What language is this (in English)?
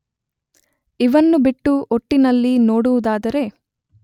Kannada